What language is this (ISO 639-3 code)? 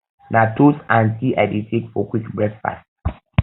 pcm